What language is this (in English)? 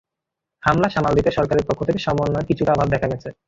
Bangla